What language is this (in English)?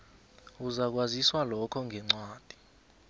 South Ndebele